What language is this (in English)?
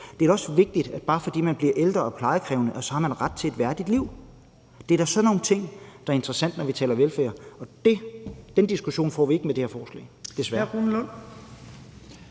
Danish